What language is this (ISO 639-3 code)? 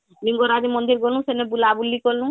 ori